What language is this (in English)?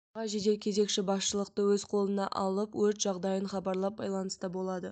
Kazakh